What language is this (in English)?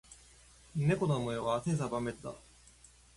Japanese